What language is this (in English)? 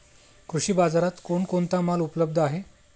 Marathi